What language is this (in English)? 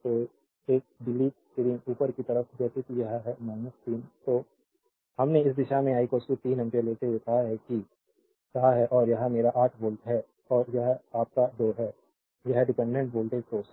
Hindi